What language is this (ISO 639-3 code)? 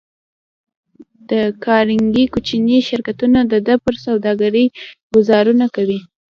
pus